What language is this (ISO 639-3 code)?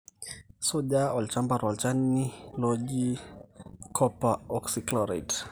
mas